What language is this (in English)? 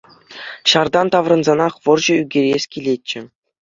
Chuvash